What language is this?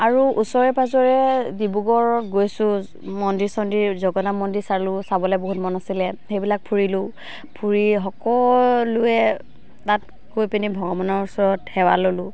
Assamese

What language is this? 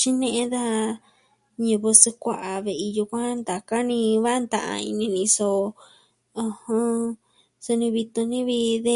Southwestern Tlaxiaco Mixtec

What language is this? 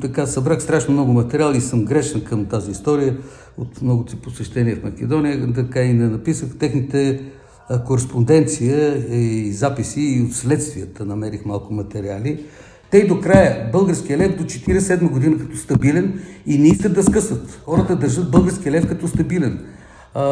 Bulgarian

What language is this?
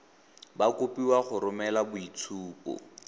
Tswana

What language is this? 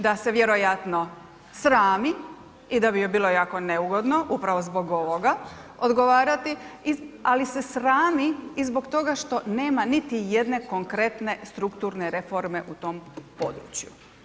Croatian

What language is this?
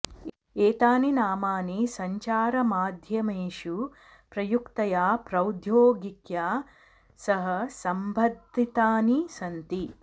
Sanskrit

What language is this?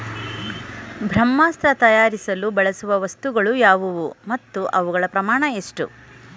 Kannada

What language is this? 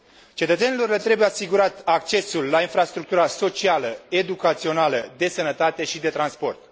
Romanian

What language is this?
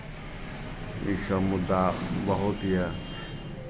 Maithili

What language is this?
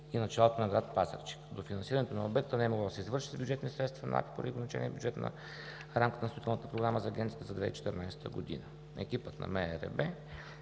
Bulgarian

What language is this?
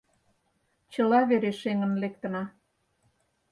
Mari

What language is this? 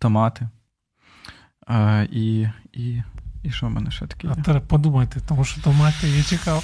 Ukrainian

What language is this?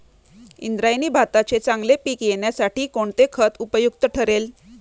Marathi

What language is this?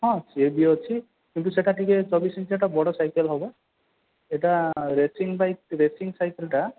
Odia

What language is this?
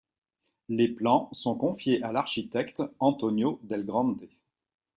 French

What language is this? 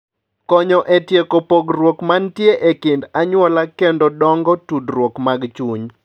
Luo (Kenya and Tanzania)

